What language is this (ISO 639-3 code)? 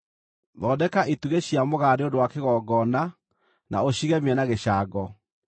kik